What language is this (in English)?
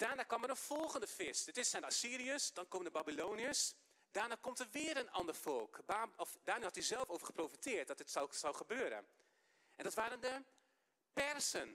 Dutch